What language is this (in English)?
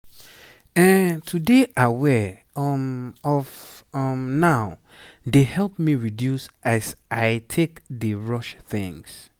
Nigerian Pidgin